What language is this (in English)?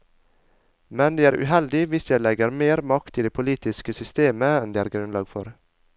Norwegian